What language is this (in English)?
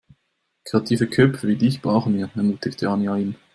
German